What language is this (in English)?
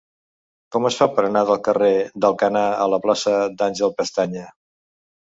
Catalan